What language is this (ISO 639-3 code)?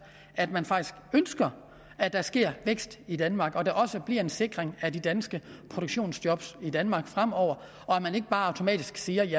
dan